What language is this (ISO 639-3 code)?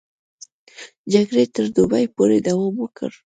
pus